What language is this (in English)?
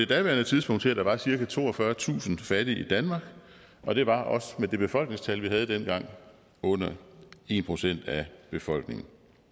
Danish